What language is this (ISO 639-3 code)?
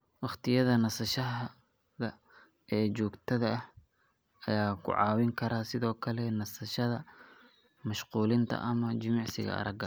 som